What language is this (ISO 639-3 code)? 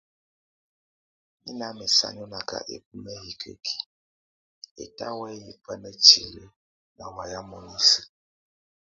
tvu